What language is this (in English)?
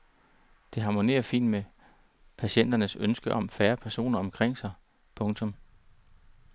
Danish